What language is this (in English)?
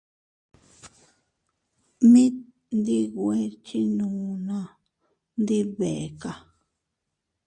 Teutila Cuicatec